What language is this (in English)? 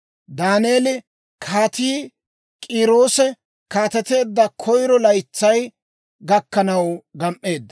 Dawro